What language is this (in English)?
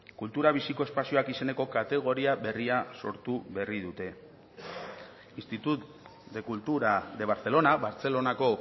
Basque